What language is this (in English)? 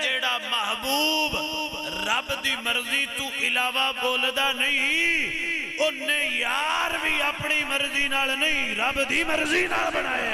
Arabic